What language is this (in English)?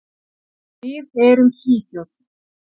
Icelandic